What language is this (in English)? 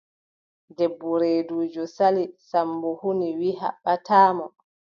Adamawa Fulfulde